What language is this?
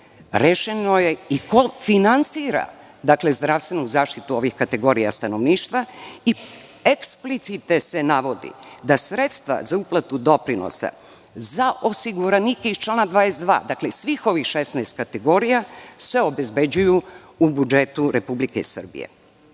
Serbian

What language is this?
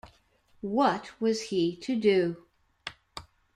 English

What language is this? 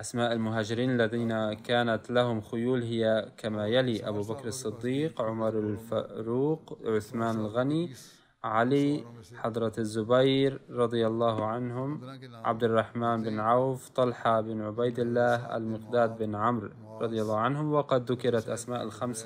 Arabic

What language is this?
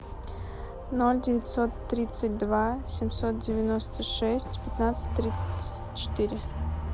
Russian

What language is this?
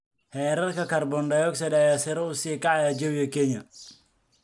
Somali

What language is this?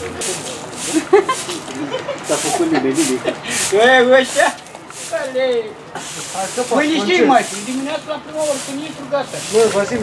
Romanian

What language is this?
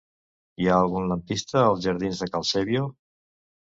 Catalan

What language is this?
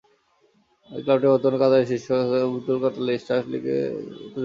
Bangla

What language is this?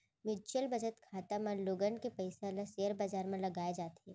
Chhattisgarhi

